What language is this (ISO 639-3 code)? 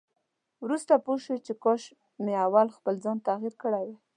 pus